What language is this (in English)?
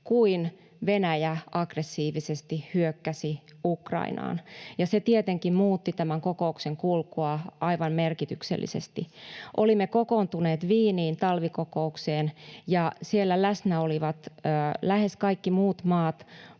Finnish